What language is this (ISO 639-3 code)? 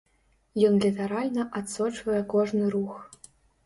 bel